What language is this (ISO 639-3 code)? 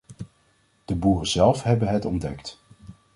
nld